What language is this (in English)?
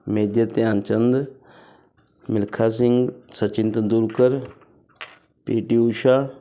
Punjabi